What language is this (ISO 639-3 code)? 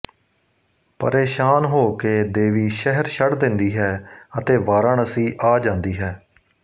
pan